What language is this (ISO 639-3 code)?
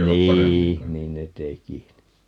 fin